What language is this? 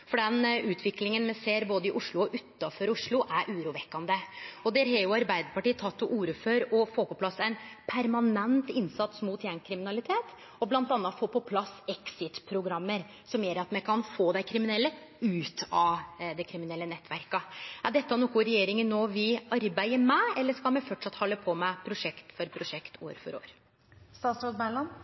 Norwegian Nynorsk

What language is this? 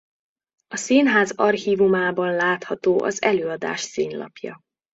Hungarian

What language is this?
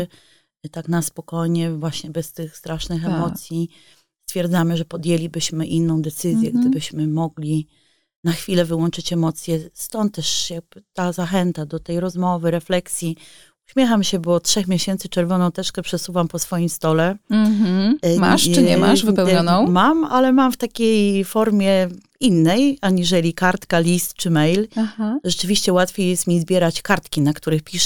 Polish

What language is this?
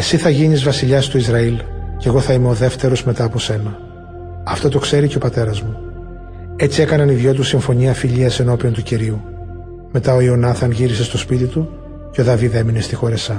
Greek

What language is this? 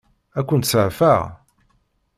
Kabyle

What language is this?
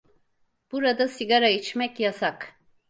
Turkish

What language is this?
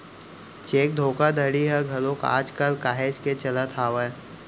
Chhattisgarhi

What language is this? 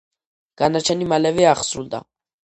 Georgian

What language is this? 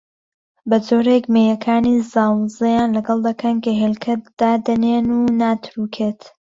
Central Kurdish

